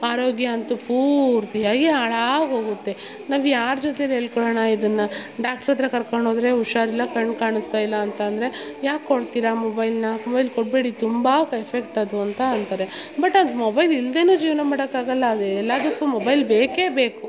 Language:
Kannada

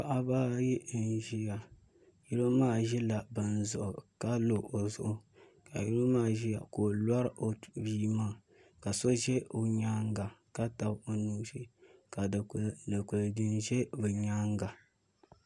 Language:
Dagbani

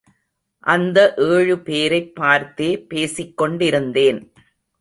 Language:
Tamil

